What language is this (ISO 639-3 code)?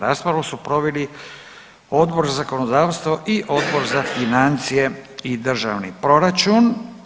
hrv